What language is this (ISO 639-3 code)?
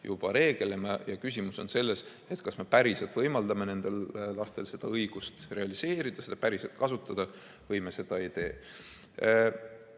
est